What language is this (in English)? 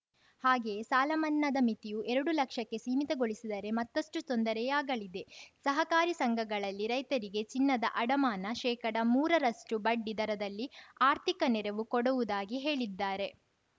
Kannada